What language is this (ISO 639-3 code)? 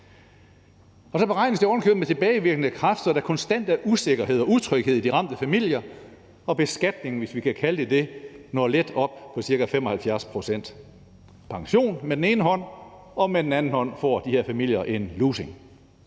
dan